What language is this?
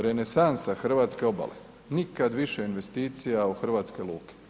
Croatian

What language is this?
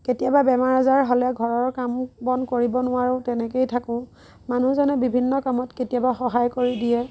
Assamese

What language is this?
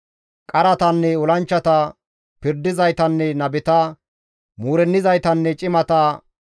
Gamo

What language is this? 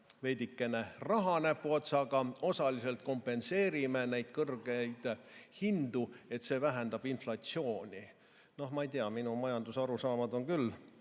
Estonian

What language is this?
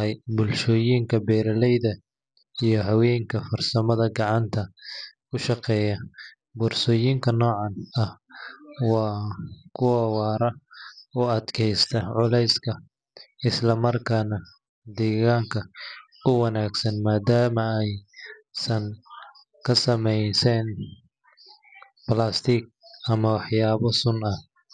Somali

